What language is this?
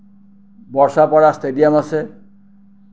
Assamese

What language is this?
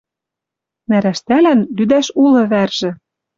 Western Mari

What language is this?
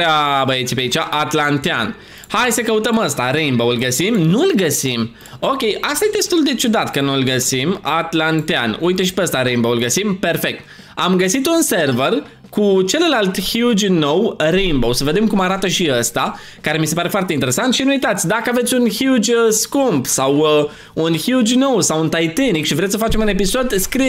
Romanian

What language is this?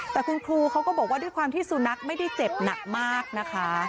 Thai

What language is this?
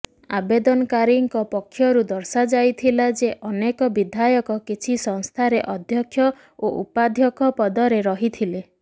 Odia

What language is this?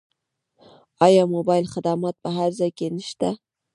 Pashto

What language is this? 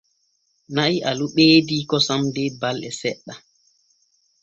Borgu Fulfulde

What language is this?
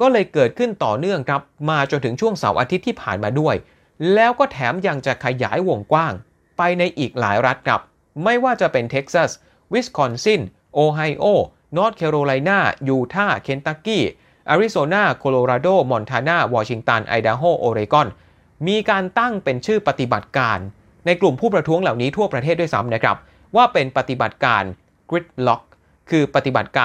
Thai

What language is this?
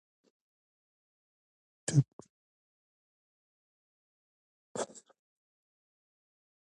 Pashto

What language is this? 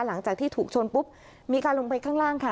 Thai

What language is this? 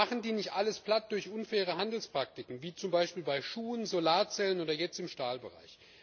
German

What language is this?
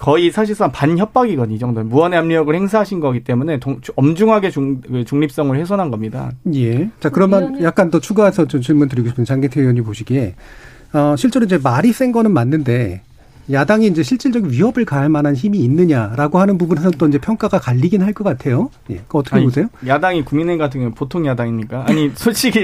Korean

